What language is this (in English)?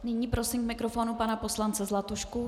Czech